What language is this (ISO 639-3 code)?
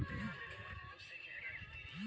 ben